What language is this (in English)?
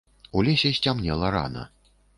Belarusian